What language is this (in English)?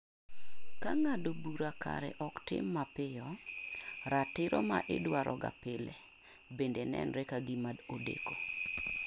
Luo (Kenya and Tanzania)